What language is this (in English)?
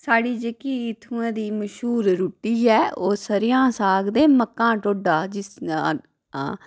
Dogri